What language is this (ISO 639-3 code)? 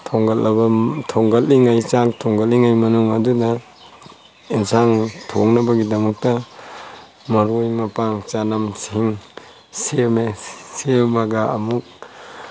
mni